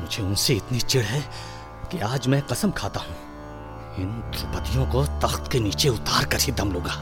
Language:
Hindi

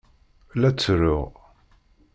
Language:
Kabyle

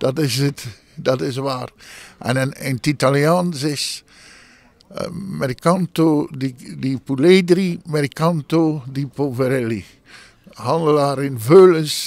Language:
Dutch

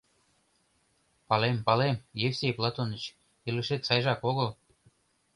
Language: Mari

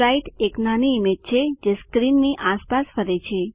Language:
Gujarati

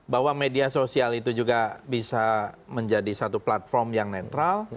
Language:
Indonesian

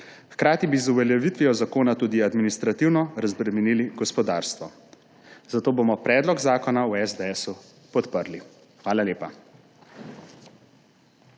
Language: Slovenian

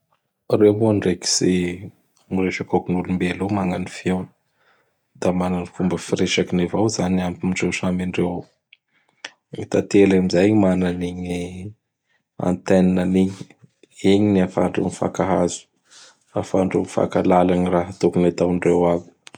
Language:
Bara Malagasy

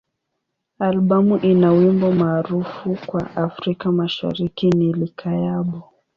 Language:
Swahili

